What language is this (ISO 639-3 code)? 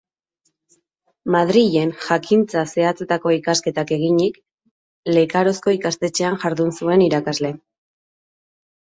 eus